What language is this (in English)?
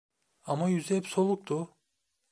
Turkish